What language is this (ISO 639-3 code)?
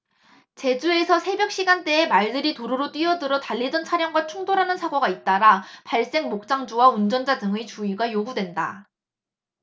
kor